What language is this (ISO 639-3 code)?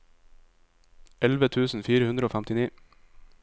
nor